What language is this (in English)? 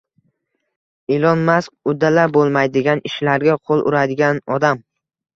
Uzbek